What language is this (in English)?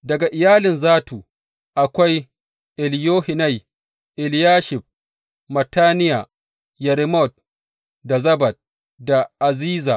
Hausa